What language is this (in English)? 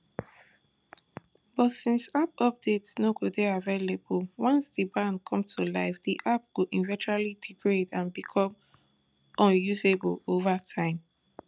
Nigerian Pidgin